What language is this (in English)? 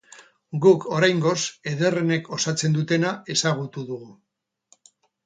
Basque